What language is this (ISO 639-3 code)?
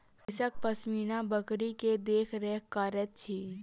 mai